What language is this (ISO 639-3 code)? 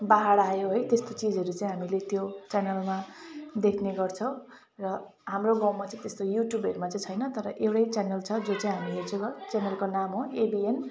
nep